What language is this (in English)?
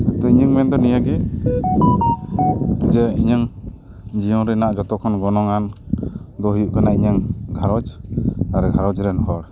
Santali